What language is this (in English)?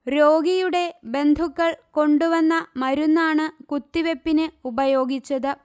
Malayalam